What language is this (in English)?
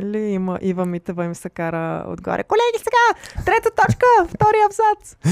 Bulgarian